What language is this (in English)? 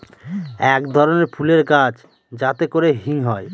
Bangla